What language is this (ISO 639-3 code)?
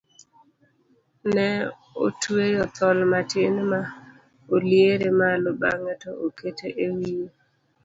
luo